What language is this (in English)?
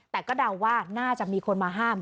Thai